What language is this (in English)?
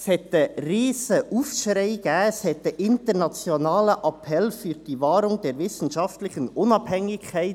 Swiss German